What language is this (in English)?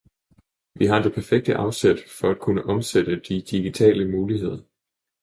Danish